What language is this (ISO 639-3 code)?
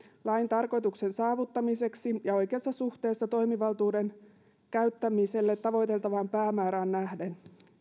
fin